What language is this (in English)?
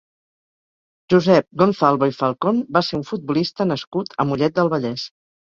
Catalan